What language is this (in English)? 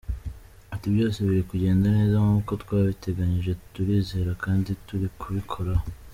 Kinyarwanda